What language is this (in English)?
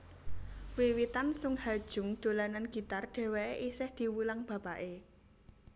Javanese